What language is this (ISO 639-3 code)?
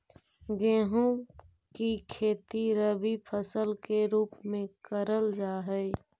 mag